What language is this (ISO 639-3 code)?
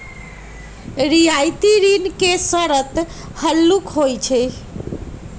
mag